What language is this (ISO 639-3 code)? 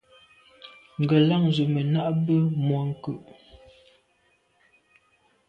byv